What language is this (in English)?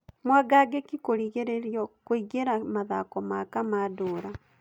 Kikuyu